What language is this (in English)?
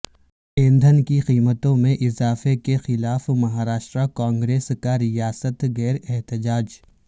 Urdu